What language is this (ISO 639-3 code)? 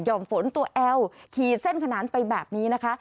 tha